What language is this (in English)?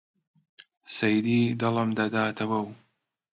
Central Kurdish